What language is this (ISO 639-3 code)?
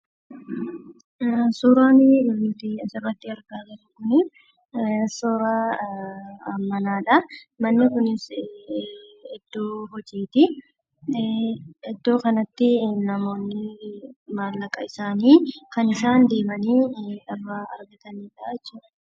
orm